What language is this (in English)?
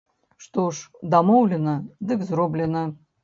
Belarusian